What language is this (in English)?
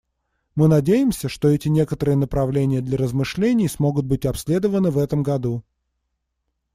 Russian